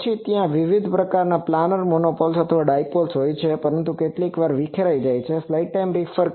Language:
Gujarati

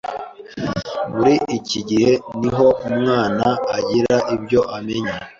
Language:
Kinyarwanda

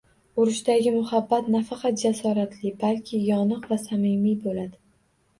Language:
Uzbek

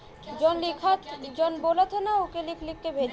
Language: Bhojpuri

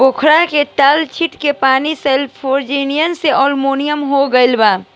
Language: Bhojpuri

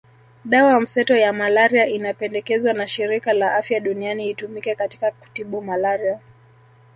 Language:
Swahili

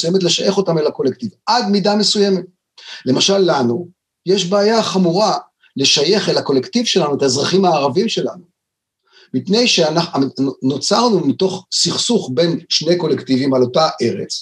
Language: Hebrew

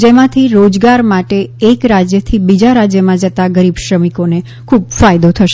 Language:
Gujarati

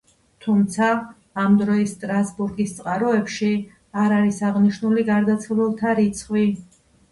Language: Georgian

